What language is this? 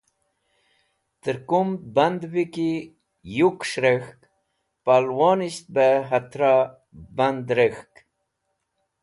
Wakhi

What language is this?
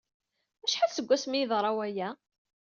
Kabyle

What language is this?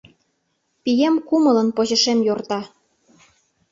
Mari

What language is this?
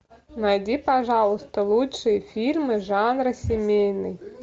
Russian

